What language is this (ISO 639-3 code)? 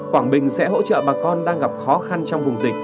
vie